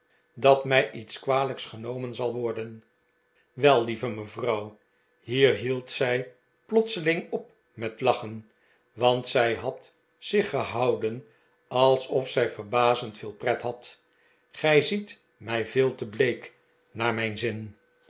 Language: Dutch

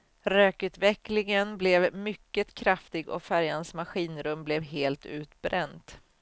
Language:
Swedish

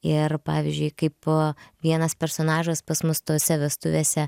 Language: Lithuanian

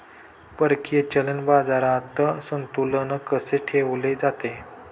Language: Marathi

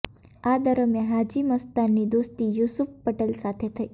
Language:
Gujarati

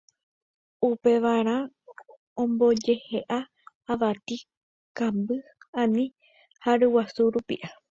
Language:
Guarani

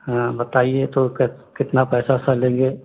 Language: Hindi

